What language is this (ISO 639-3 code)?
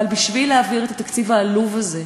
heb